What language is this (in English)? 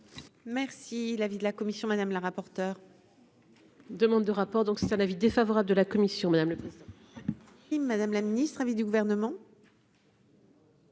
French